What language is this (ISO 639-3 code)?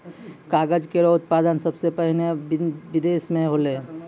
mai